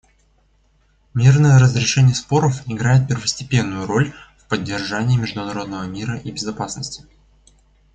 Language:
Russian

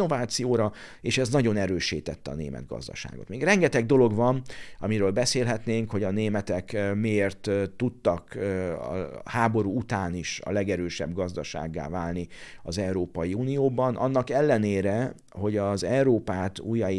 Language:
Hungarian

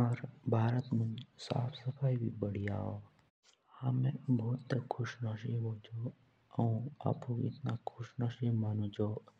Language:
Jaunsari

